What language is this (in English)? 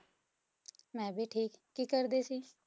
Punjabi